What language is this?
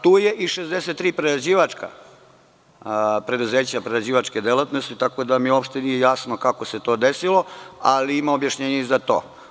Serbian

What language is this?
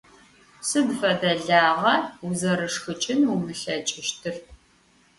Adyghe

